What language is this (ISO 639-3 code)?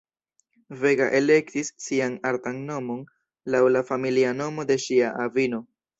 epo